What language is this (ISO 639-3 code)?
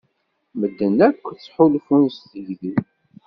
kab